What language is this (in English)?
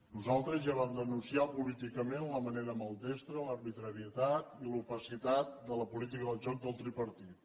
Catalan